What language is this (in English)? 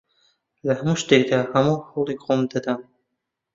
Central Kurdish